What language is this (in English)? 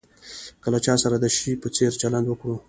Pashto